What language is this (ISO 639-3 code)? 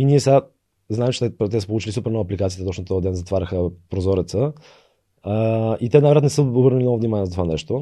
bul